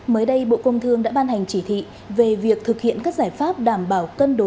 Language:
Vietnamese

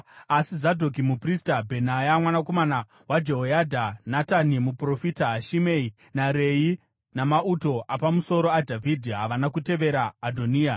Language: Shona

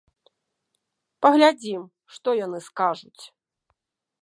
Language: Belarusian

